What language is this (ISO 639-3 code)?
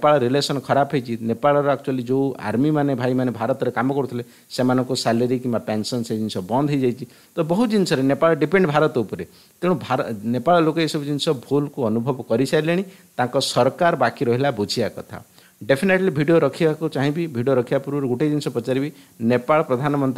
hin